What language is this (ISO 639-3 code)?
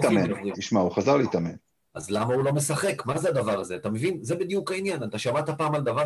heb